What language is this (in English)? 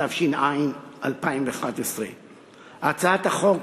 Hebrew